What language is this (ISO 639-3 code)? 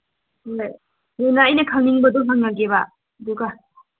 mni